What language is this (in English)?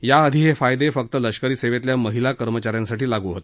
Marathi